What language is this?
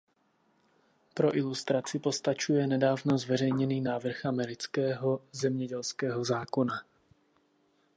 Czech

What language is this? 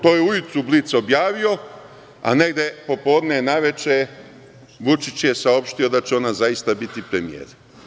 Serbian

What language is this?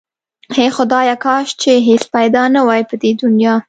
Pashto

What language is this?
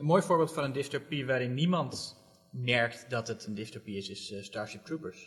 Dutch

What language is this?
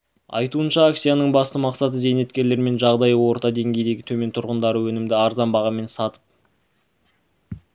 Kazakh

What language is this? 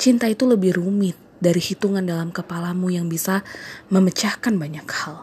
Indonesian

